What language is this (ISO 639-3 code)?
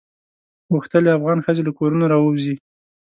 pus